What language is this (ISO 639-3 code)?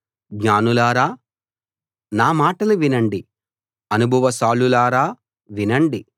tel